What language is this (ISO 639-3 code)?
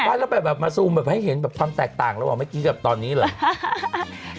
tha